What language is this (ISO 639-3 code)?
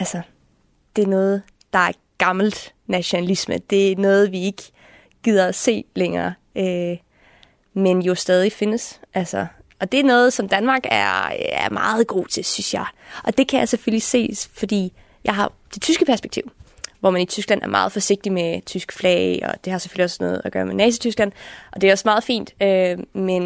dan